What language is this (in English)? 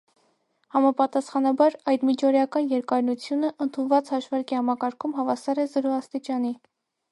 Armenian